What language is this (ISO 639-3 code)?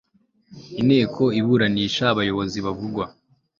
kin